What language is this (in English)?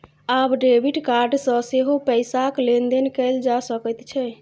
Maithili